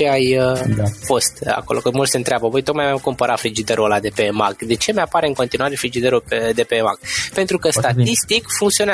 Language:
Romanian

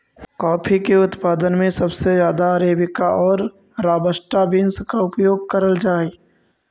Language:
Magahi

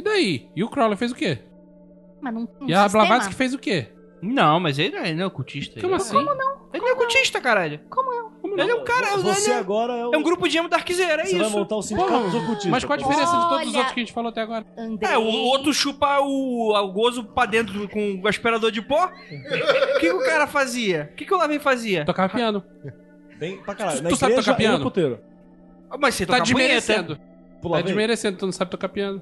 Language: Portuguese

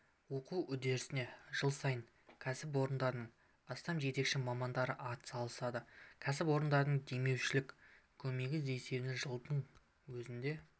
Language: Kazakh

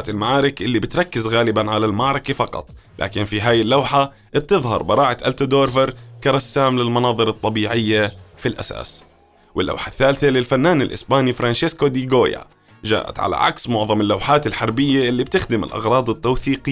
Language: Arabic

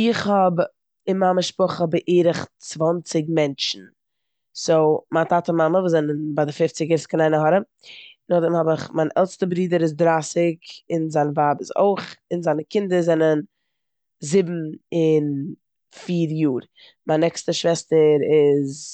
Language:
Yiddish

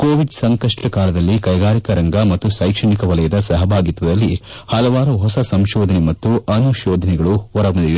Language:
Kannada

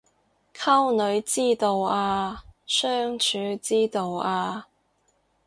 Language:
Cantonese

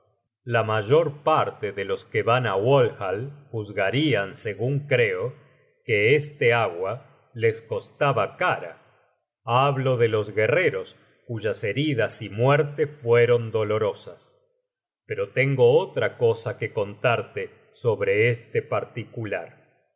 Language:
Spanish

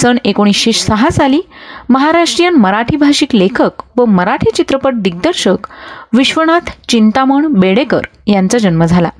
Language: Marathi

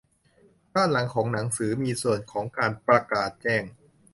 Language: Thai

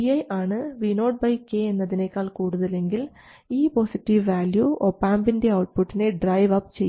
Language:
Malayalam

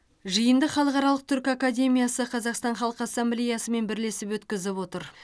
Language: Kazakh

